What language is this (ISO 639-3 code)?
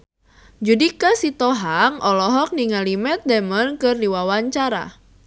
sun